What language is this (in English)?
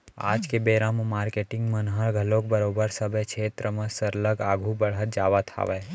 Chhattisgarhi